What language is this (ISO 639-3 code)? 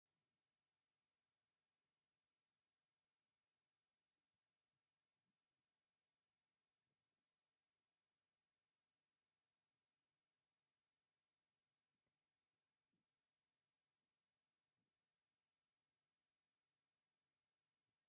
tir